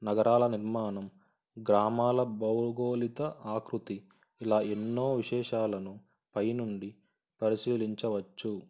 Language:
Telugu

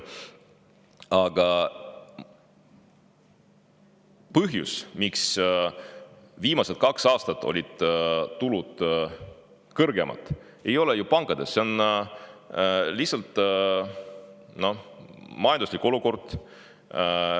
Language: Estonian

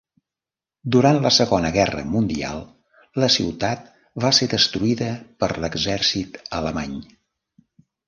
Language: Catalan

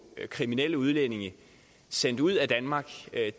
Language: Danish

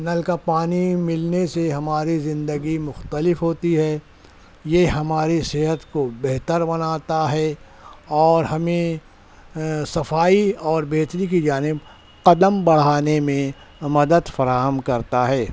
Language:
Urdu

